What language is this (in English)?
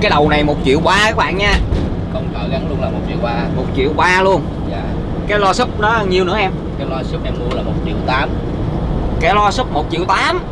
Vietnamese